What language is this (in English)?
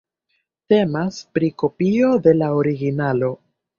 Esperanto